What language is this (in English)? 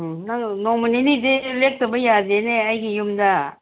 Manipuri